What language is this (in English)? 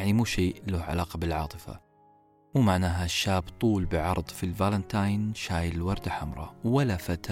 Arabic